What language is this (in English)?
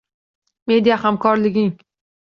Uzbek